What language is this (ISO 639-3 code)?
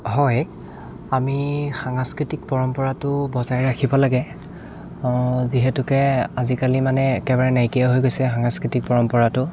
asm